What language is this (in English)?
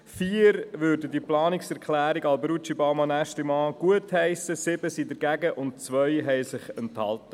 Swiss German